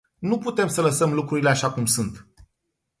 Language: Romanian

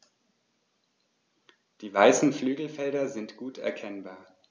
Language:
German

